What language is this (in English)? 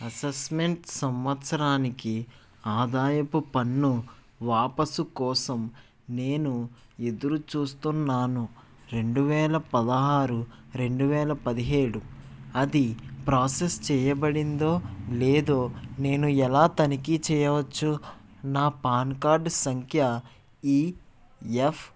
Telugu